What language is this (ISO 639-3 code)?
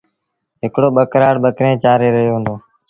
sbn